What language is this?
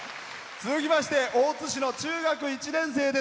Japanese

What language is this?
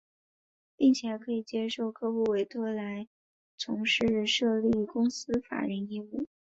Chinese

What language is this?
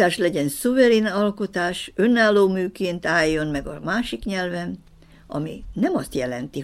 Hungarian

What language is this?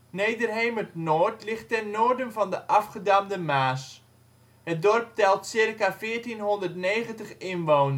Dutch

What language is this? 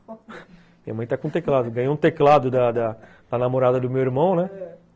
Portuguese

